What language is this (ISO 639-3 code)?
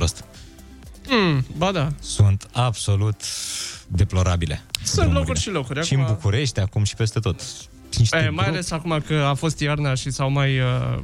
ron